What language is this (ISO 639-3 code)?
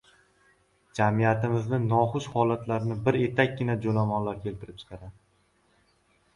uzb